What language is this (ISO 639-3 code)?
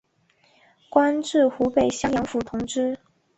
zho